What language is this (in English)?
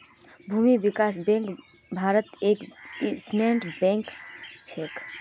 Magahi